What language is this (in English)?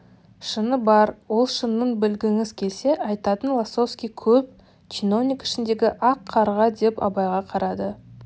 Kazakh